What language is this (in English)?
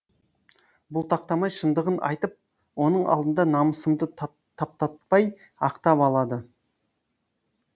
Kazakh